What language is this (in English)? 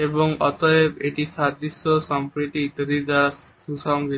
Bangla